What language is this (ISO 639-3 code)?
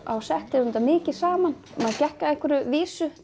isl